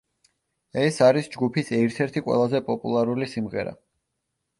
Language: Georgian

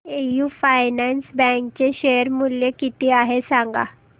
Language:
Marathi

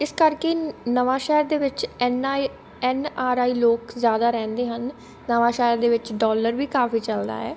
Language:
Punjabi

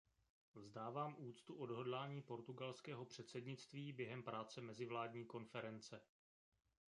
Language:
Czech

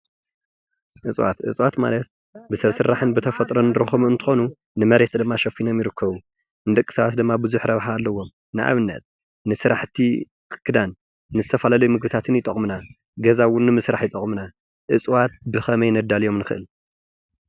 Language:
Tigrinya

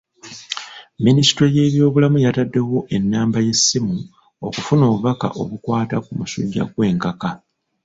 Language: Ganda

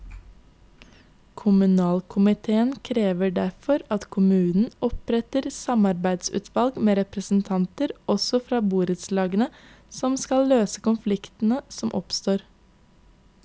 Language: Norwegian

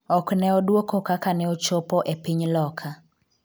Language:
Luo (Kenya and Tanzania)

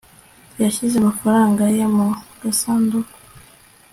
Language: Kinyarwanda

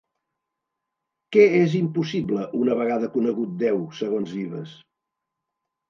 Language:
Catalan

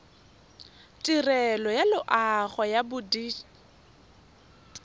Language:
Tswana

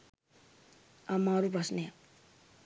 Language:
Sinhala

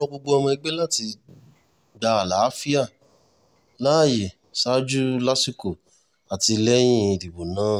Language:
Yoruba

